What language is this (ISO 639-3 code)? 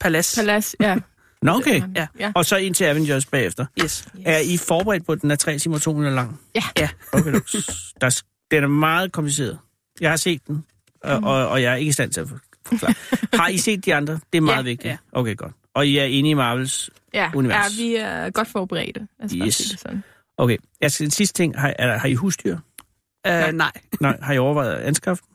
dan